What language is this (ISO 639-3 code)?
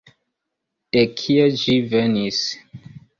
epo